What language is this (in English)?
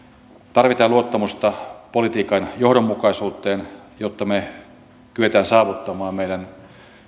Finnish